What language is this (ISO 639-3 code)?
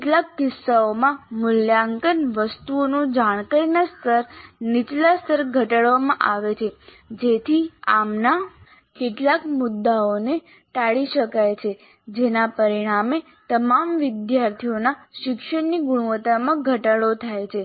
guj